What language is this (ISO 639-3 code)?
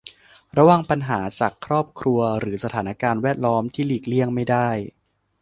tha